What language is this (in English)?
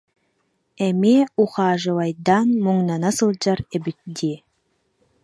Yakut